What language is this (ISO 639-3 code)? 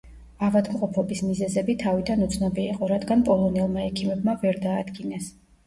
kat